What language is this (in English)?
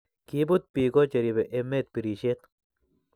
Kalenjin